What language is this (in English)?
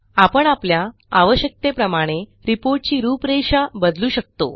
Marathi